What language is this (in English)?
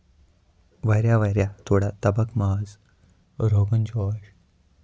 Kashmiri